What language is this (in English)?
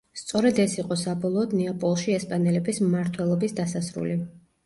Georgian